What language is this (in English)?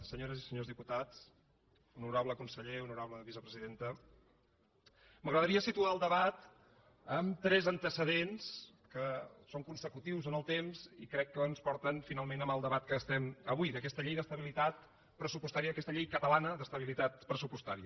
Catalan